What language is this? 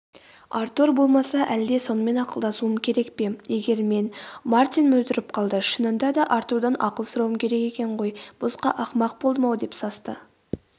Kazakh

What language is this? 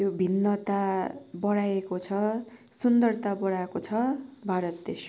Nepali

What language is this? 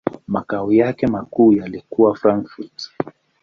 Swahili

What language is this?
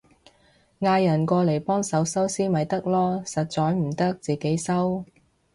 Cantonese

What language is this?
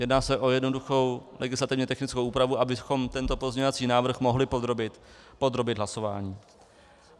Czech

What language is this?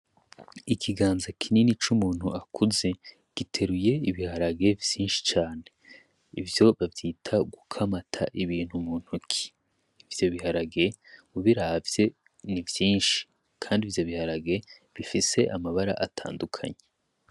Rundi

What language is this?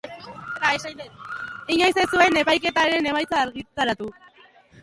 Basque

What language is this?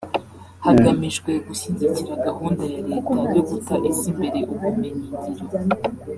Kinyarwanda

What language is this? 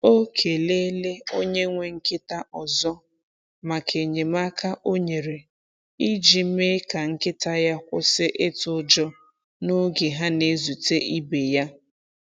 Igbo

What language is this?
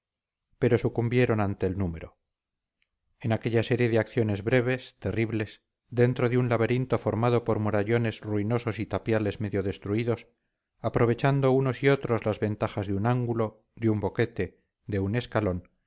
Spanish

